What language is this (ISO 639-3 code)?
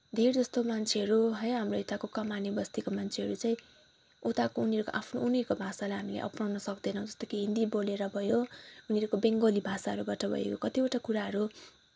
nep